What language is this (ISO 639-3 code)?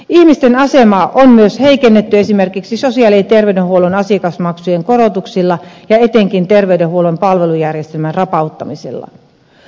fin